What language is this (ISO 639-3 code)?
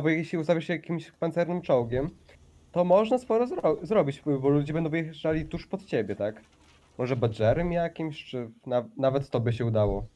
pol